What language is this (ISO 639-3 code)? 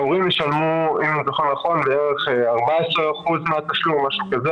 heb